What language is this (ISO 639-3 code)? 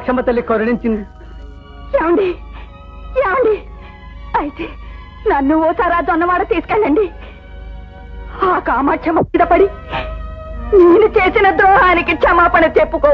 ind